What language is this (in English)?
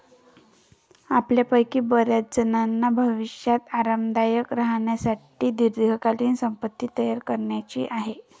Marathi